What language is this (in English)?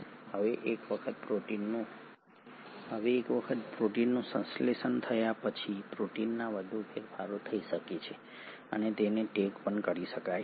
Gujarati